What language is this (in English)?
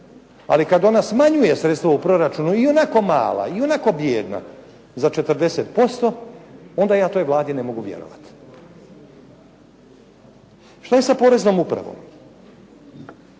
Croatian